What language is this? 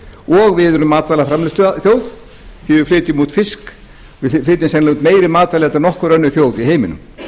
Icelandic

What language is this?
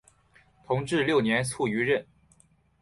Chinese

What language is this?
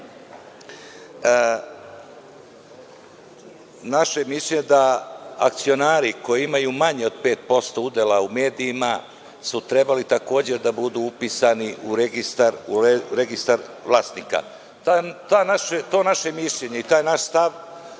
Serbian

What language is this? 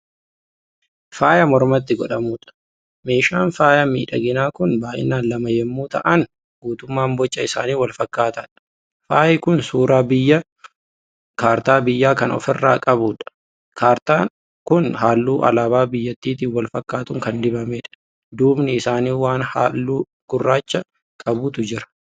Oromo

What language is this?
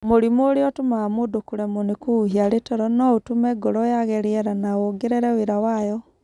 Kikuyu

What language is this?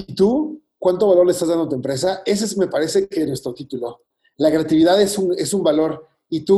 Spanish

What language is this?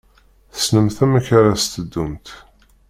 Kabyle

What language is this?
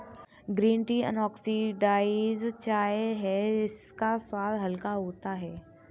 Hindi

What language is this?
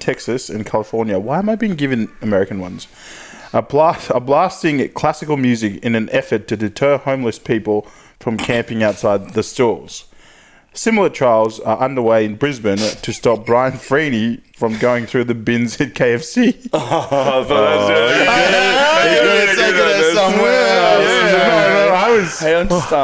English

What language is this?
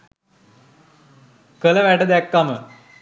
Sinhala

